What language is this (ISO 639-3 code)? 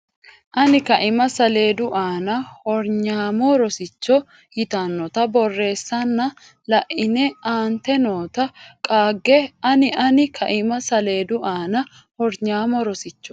sid